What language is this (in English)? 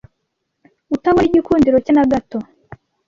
Kinyarwanda